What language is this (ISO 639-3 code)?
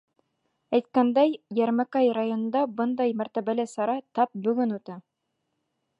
bak